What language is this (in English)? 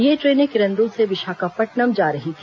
Hindi